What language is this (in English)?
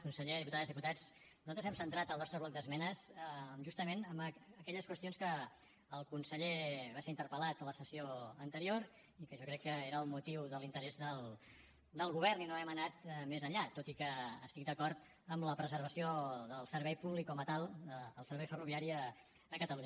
Catalan